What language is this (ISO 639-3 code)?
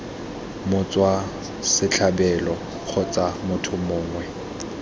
tsn